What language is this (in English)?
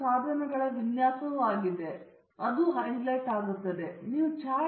Kannada